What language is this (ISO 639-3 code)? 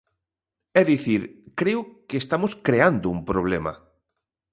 glg